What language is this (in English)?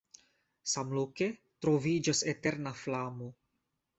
Esperanto